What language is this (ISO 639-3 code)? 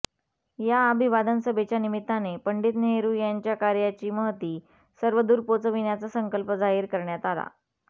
mar